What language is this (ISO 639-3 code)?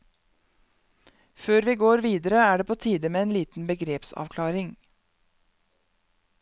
nor